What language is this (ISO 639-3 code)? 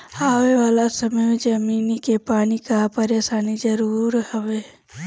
bho